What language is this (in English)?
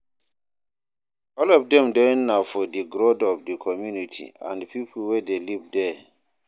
Nigerian Pidgin